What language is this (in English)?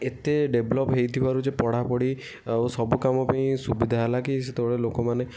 Odia